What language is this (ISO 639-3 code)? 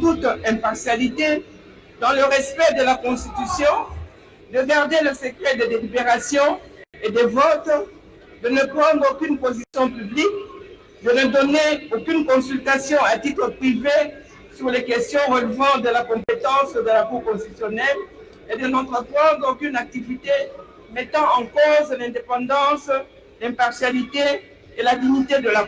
fra